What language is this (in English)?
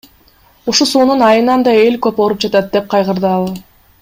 Kyrgyz